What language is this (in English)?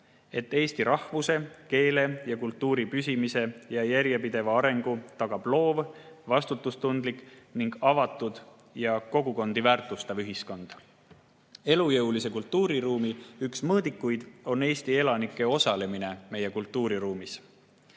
Estonian